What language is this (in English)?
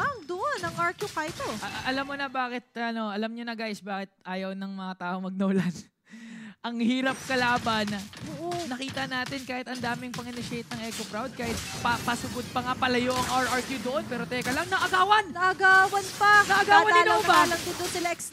Filipino